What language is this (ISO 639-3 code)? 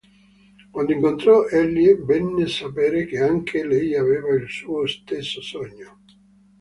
ita